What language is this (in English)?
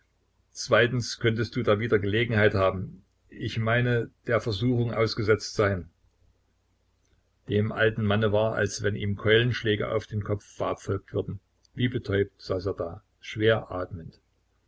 German